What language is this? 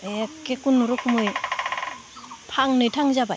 Bodo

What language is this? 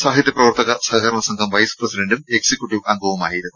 Malayalam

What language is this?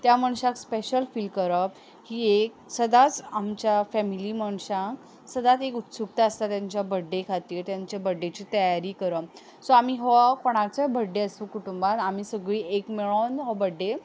Konkani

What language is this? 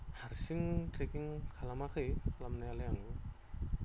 Bodo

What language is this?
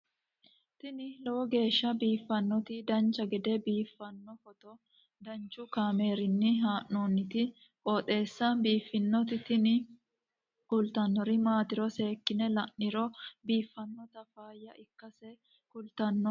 Sidamo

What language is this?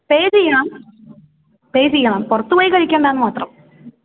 Malayalam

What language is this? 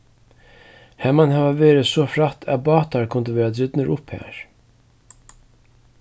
Faroese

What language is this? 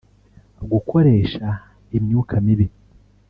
Kinyarwanda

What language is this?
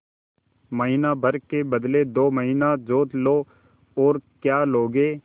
Hindi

